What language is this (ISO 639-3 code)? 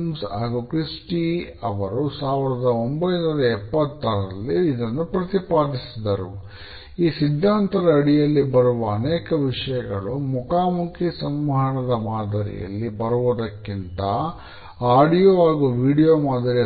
kan